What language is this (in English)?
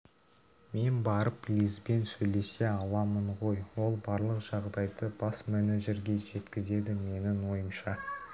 Kazakh